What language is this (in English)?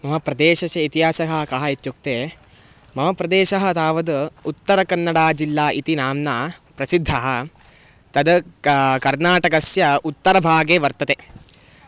Sanskrit